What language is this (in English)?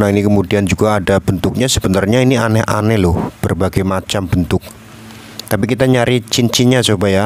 Indonesian